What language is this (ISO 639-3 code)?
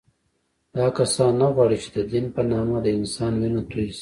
pus